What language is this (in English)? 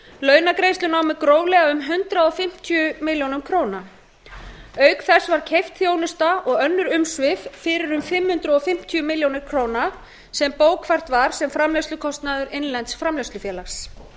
Icelandic